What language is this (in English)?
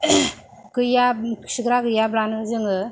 Bodo